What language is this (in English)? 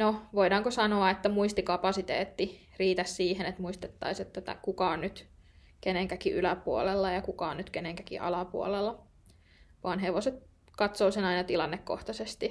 Finnish